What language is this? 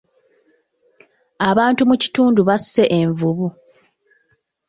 Ganda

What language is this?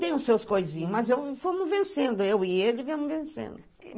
Portuguese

